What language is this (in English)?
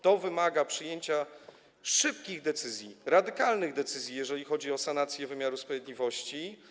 Polish